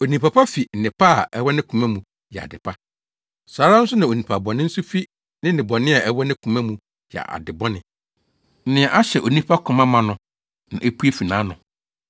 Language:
Akan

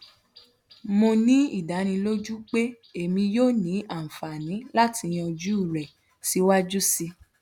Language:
Yoruba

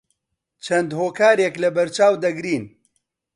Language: Central Kurdish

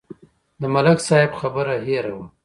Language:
Pashto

